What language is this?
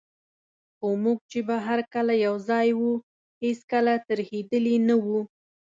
Pashto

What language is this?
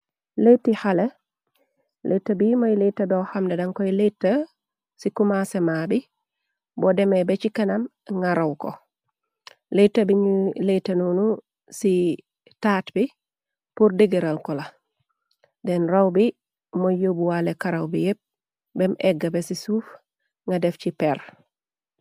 Wolof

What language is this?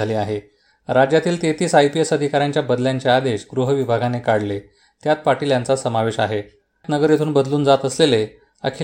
Marathi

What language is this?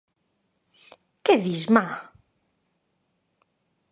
Galician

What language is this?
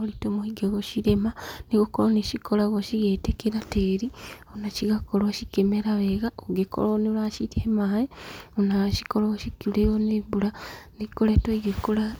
Kikuyu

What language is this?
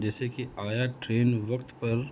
Urdu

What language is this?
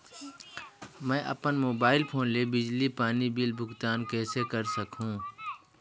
Chhattisgarhi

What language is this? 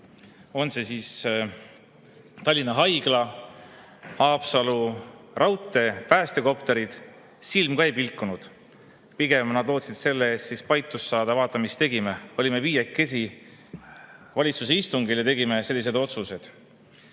Estonian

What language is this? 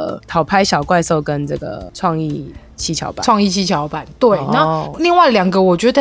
Chinese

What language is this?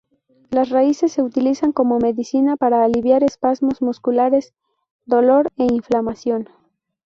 Spanish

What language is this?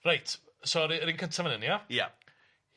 Welsh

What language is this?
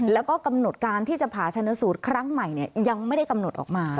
Thai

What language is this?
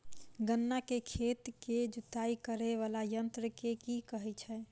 Maithili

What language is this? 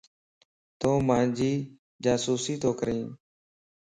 Lasi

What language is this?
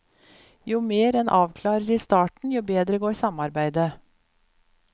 Norwegian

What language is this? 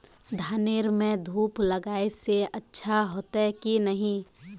Magahi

